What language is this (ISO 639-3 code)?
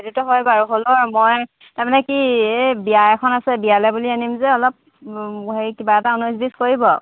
asm